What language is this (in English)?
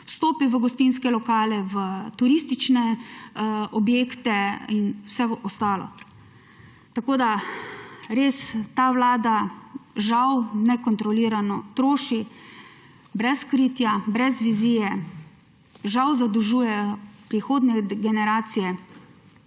Slovenian